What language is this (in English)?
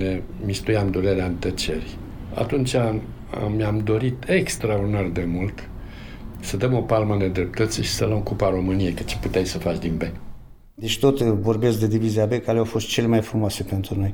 Romanian